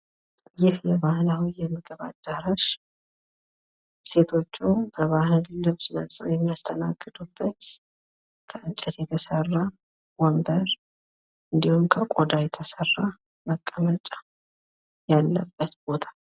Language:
Amharic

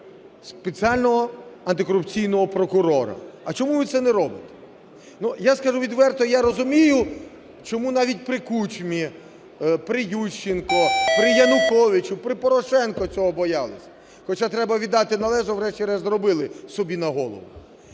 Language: Ukrainian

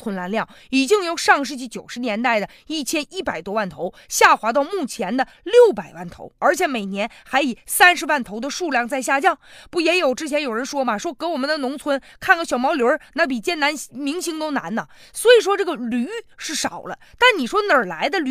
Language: Chinese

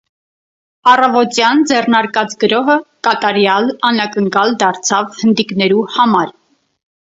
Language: Armenian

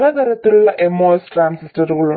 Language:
Malayalam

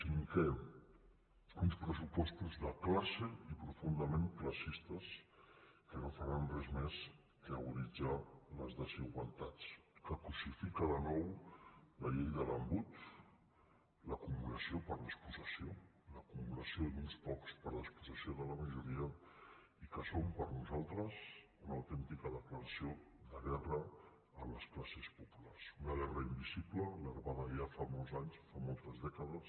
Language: Catalan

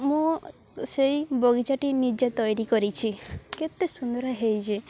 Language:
Odia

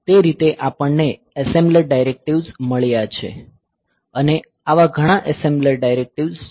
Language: Gujarati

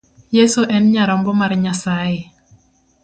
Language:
Luo (Kenya and Tanzania)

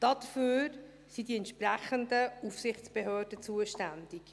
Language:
Swiss German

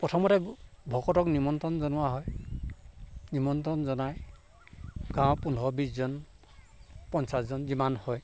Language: Assamese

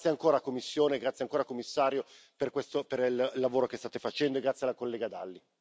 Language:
Italian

